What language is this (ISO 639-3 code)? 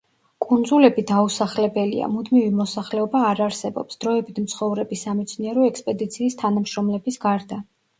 kat